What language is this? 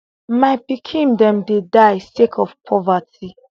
Nigerian Pidgin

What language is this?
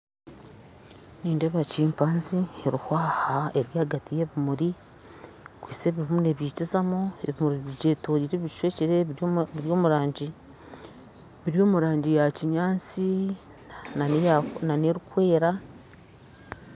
Nyankole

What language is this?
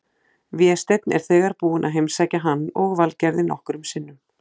Icelandic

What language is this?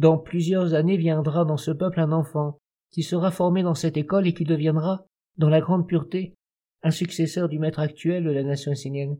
French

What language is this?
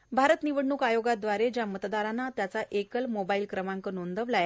Marathi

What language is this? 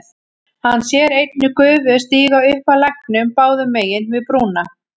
Icelandic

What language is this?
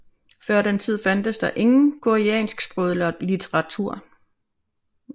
Danish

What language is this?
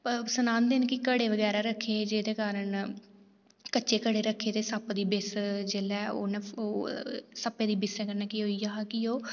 Dogri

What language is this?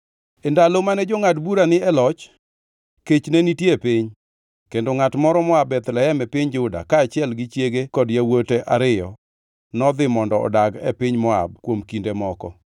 Luo (Kenya and Tanzania)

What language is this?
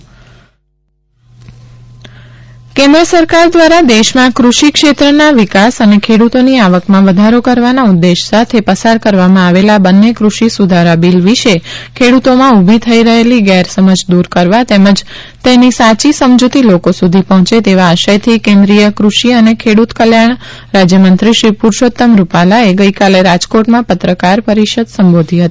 Gujarati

